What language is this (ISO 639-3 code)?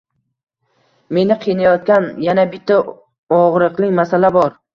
uzb